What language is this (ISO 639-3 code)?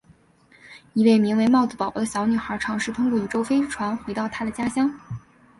zho